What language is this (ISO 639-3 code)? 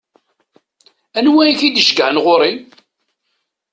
kab